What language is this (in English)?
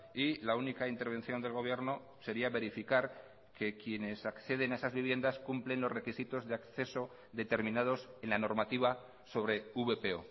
Spanish